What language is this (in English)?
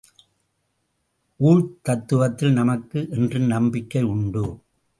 Tamil